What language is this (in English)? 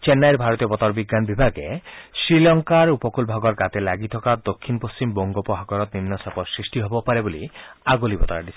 Assamese